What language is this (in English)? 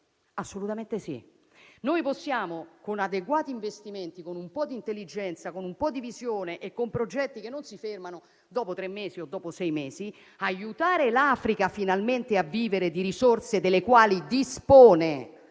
Italian